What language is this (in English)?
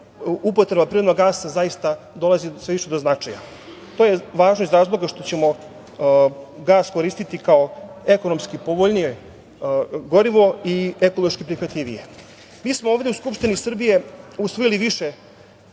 Serbian